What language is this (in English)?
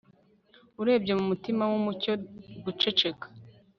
Kinyarwanda